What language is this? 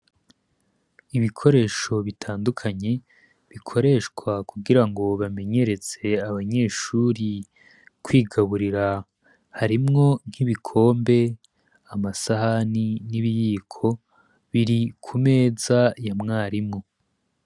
Rundi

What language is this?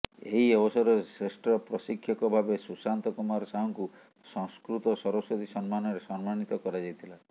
Odia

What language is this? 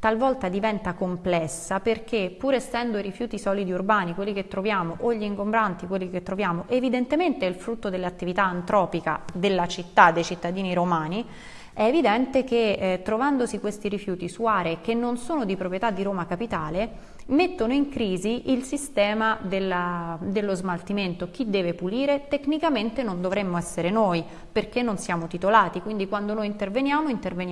Italian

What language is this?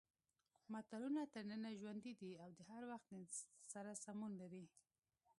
Pashto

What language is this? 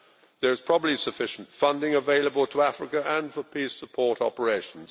English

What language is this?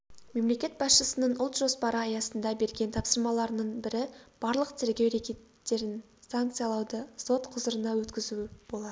Kazakh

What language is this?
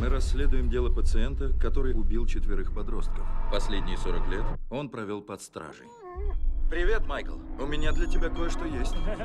Russian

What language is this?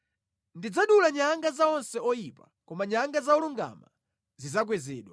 Nyanja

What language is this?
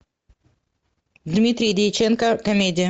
Russian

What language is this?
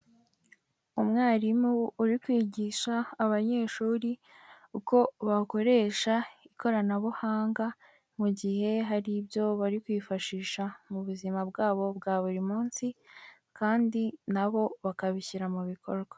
Kinyarwanda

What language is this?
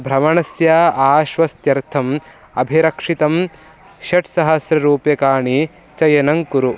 Sanskrit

